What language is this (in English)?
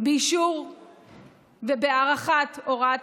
Hebrew